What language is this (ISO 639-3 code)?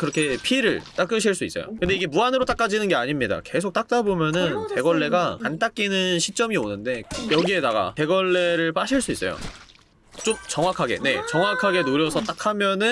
kor